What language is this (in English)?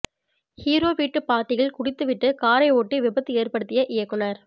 Tamil